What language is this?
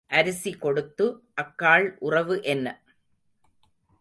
Tamil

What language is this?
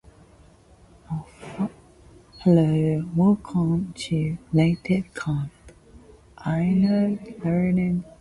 English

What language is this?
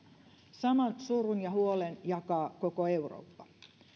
Finnish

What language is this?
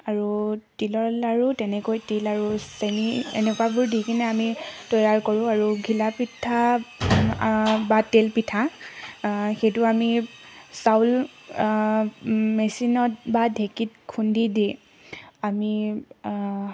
Assamese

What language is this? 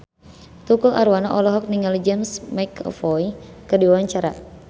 Sundanese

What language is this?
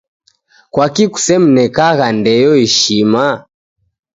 Taita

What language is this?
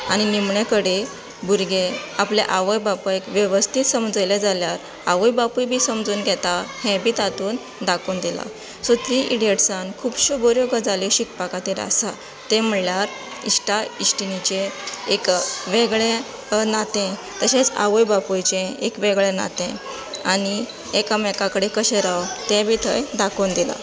Konkani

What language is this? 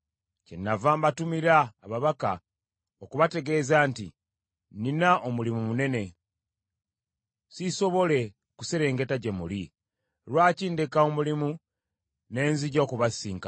Ganda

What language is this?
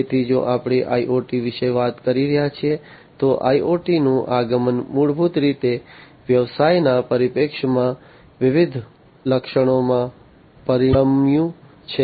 Gujarati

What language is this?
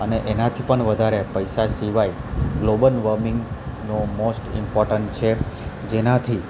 Gujarati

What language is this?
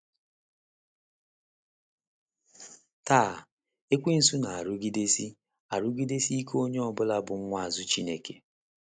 Igbo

